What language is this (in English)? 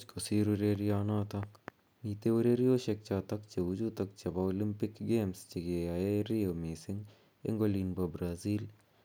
Kalenjin